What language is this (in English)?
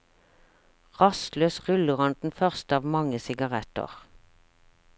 Norwegian